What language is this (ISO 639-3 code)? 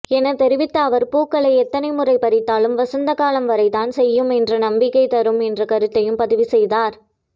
tam